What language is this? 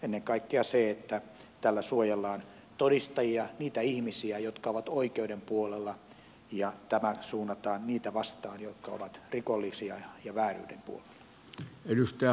Finnish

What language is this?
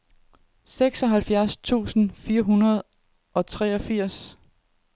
Danish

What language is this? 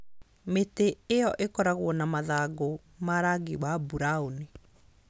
Kikuyu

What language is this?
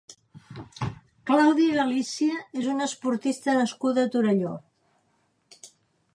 Catalan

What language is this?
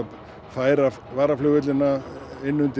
Icelandic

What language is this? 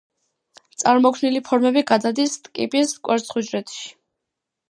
Georgian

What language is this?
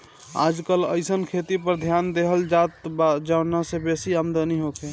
Bhojpuri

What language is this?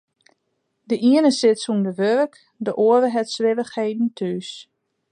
Western Frisian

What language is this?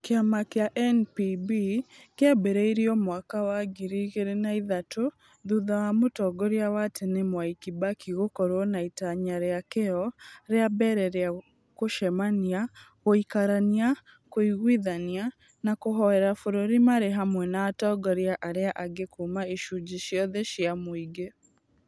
Kikuyu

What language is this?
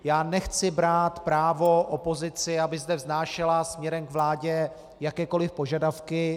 Czech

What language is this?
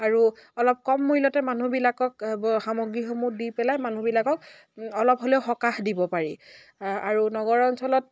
Assamese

